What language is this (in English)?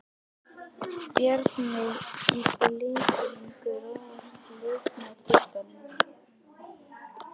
Icelandic